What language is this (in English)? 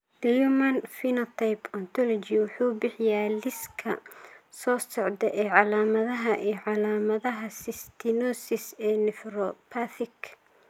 Somali